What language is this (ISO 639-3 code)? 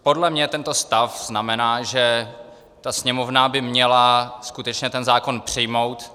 ces